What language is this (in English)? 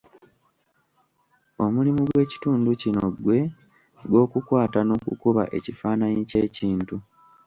Ganda